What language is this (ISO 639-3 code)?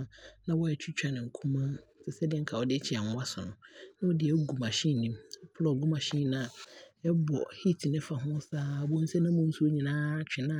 abr